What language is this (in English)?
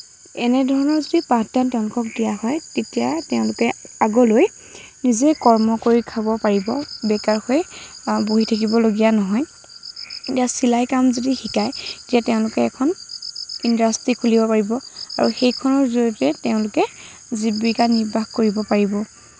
Assamese